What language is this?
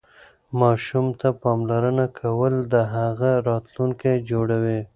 Pashto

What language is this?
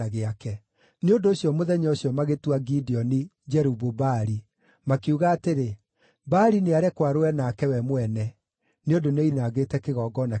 Kikuyu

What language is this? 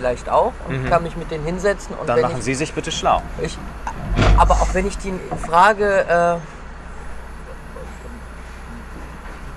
German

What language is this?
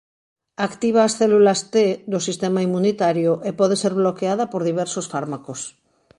Galician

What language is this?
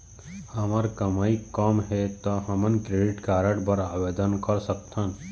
Chhattisgarhi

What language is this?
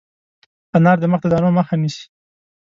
Pashto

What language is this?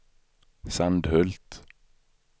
Swedish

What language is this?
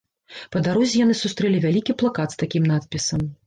Belarusian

